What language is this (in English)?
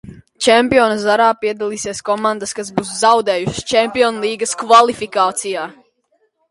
Latvian